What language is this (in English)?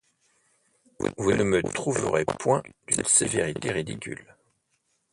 French